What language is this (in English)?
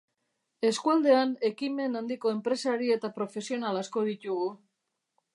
Basque